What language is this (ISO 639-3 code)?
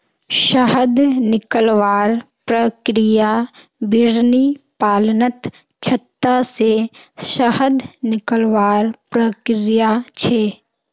mag